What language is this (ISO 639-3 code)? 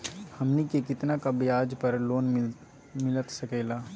mag